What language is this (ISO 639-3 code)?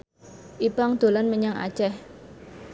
jav